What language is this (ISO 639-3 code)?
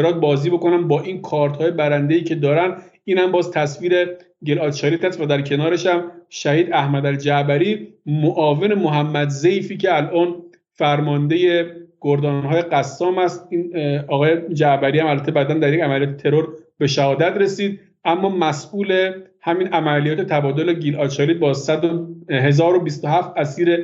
fas